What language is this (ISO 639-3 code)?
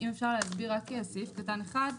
heb